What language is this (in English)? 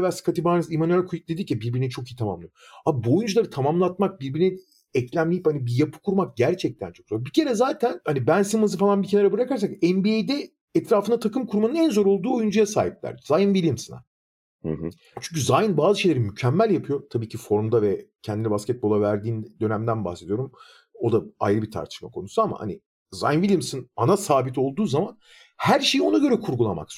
Turkish